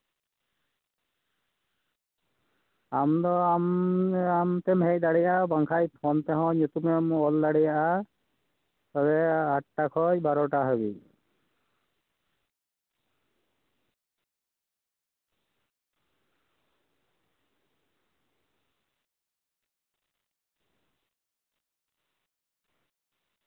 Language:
Santali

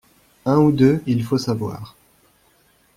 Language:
French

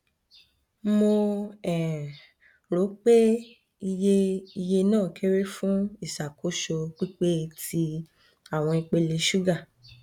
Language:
Yoruba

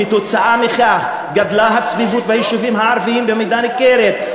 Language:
Hebrew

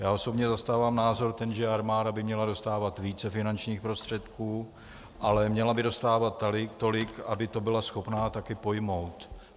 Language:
Czech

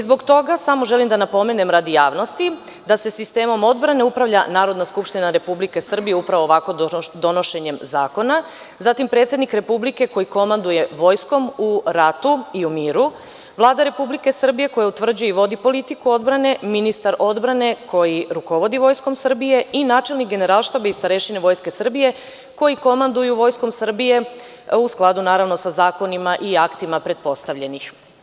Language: Serbian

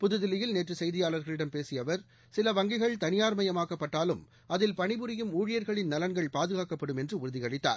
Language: Tamil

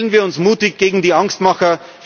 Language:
German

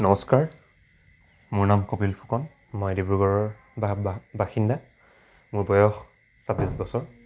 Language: Assamese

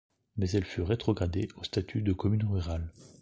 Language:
French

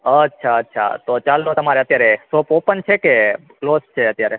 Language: Gujarati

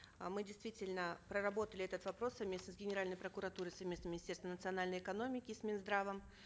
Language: Kazakh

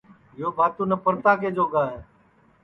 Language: Sansi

